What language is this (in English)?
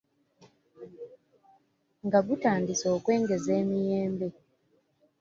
Ganda